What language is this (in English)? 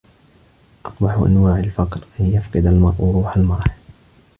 Arabic